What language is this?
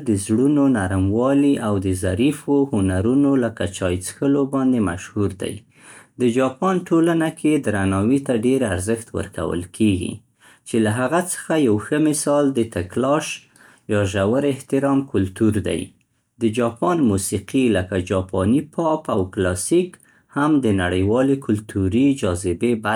Central Pashto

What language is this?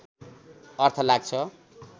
Nepali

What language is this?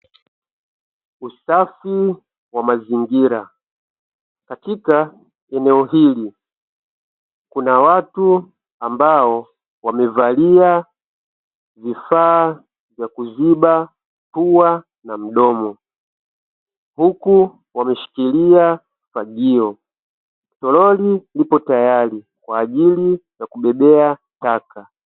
Swahili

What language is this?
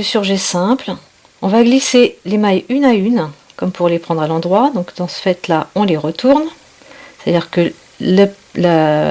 French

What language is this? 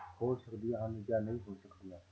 Punjabi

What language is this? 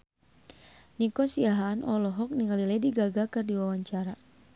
Sundanese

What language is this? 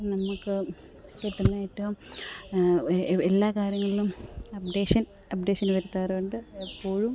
Malayalam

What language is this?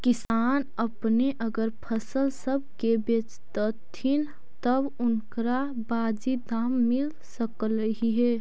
Magahi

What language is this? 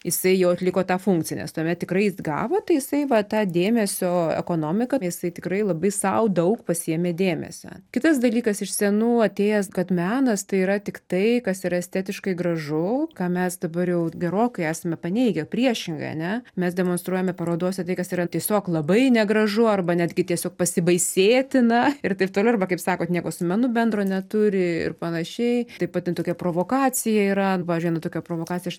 Lithuanian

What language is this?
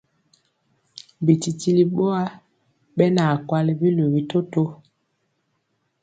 Mpiemo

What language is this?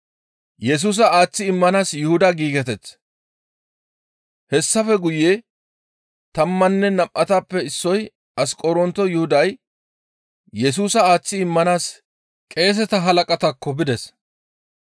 Gamo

